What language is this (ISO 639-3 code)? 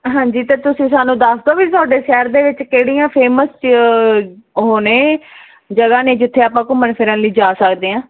pan